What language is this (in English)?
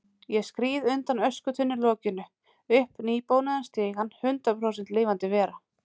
Icelandic